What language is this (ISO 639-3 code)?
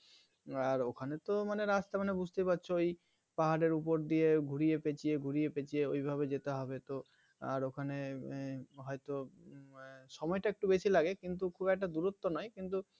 ben